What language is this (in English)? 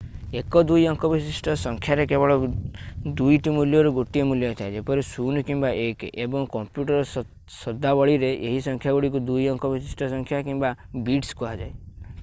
Odia